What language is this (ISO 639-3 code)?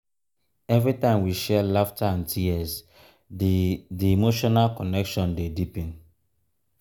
pcm